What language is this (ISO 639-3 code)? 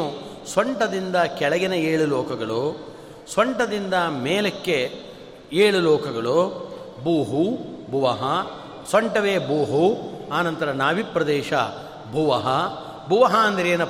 kan